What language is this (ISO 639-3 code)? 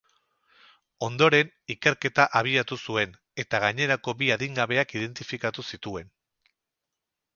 eus